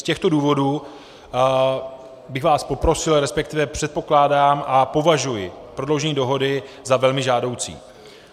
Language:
Czech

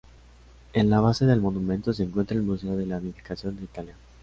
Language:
Spanish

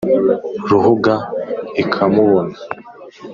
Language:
Kinyarwanda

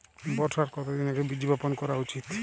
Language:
Bangla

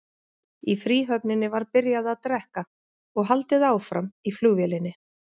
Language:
Icelandic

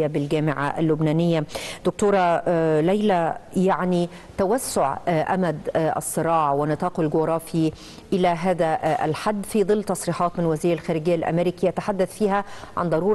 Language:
Arabic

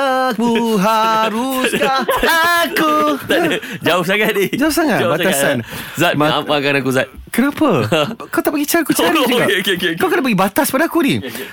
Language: Malay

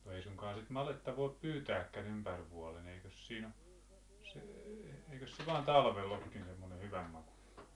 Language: Finnish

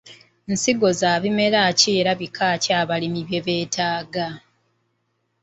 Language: Ganda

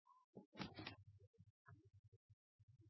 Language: Norwegian Nynorsk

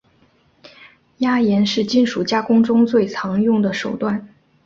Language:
Chinese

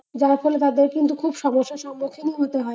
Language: Bangla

